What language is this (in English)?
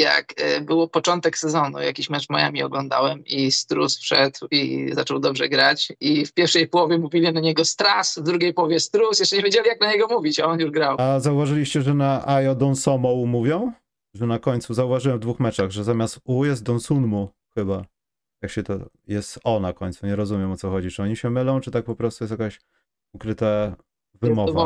Polish